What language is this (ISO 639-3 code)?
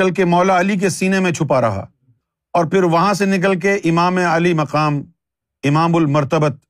urd